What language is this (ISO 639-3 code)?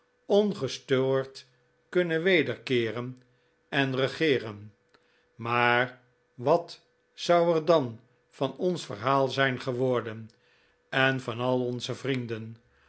nld